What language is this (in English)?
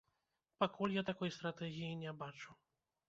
Belarusian